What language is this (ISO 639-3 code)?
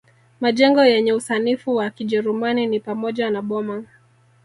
swa